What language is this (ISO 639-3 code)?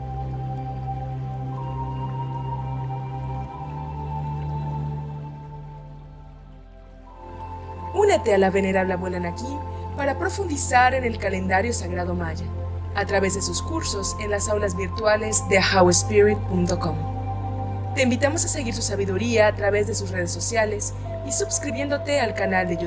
spa